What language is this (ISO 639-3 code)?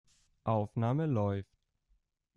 deu